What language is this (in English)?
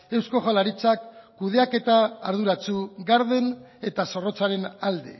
Basque